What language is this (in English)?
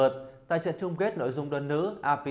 Vietnamese